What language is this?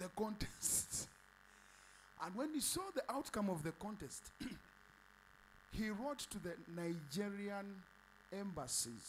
English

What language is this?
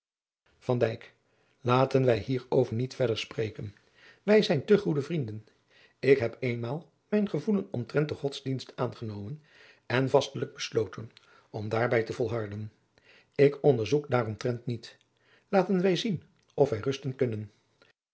Dutch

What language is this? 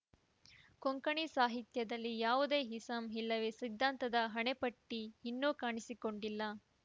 Kannada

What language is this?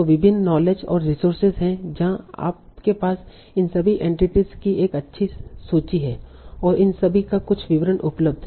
Hindi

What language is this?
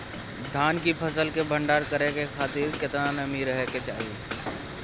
Maithili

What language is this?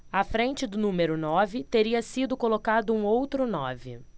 Portuguese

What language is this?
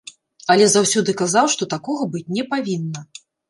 Belarusian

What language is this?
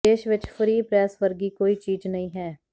Punjabi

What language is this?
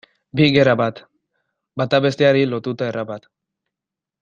Basque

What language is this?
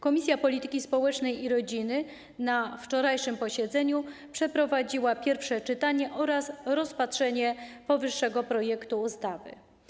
Polish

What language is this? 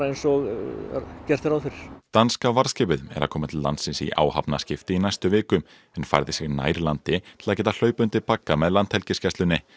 Icelandic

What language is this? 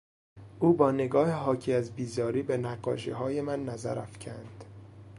Persian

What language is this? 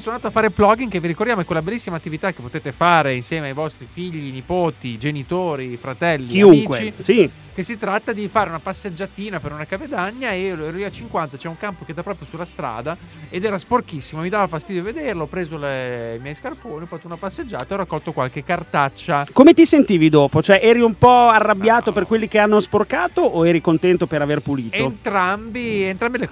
Italian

